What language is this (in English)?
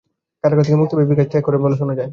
Bangla